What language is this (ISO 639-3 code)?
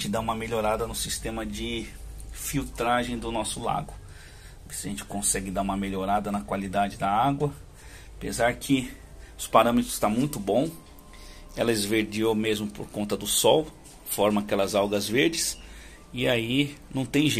por